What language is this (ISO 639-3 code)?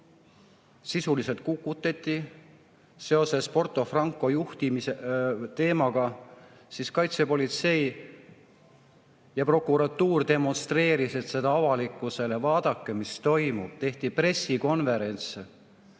est